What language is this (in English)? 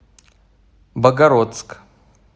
Russian